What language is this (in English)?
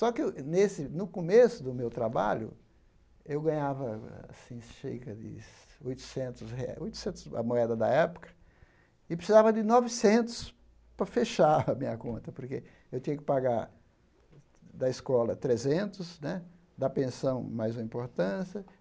Portuguese